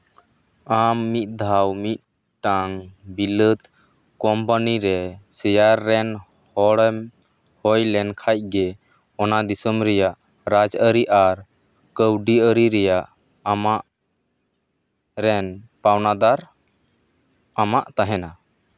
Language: Santali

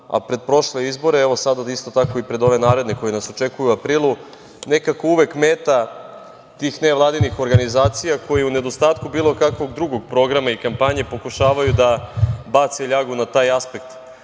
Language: Serbian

